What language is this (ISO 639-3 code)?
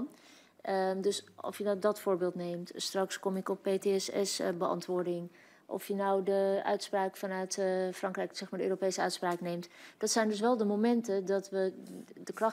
nld